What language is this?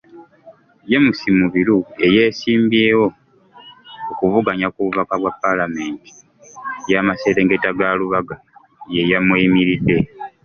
Ganda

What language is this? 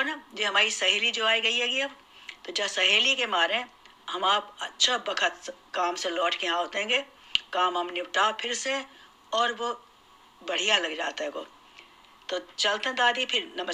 Hindi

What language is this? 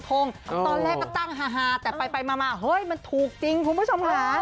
Thai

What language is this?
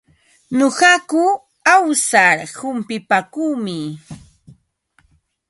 Ambo-Pasco Quechua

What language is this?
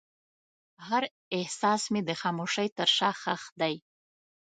Pashto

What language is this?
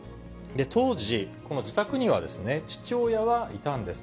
Japanese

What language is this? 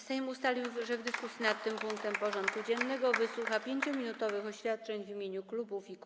Polish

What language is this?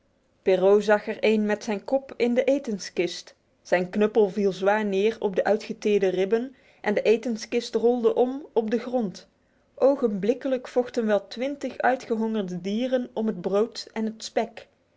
Dutch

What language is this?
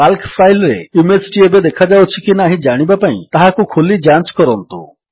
Odia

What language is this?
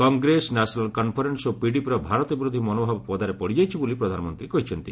Odia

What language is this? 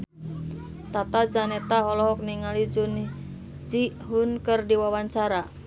Sundanese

